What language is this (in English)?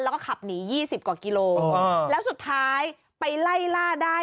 Thai